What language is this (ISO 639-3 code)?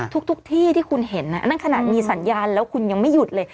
tha